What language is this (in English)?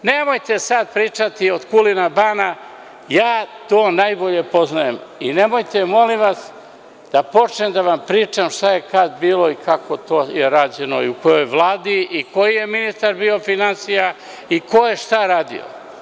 Serbian